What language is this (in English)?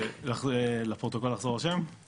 Hebrew